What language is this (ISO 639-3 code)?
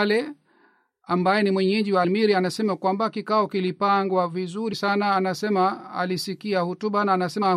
swa